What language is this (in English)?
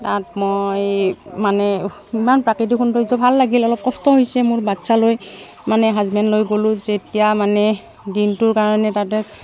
Assamese